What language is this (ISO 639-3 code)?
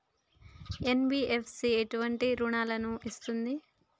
tel